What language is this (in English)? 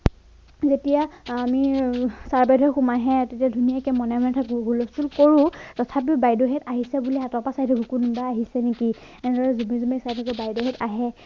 Assamese